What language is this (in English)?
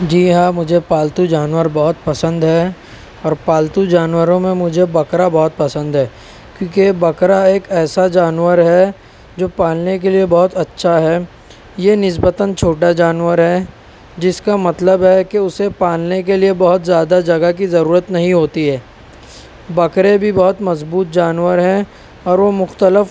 Urdu